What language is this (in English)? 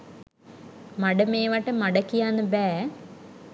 Sinhala